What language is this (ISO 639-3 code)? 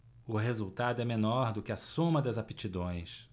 por